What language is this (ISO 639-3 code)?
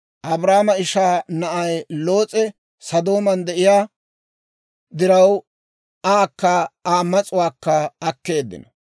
dwr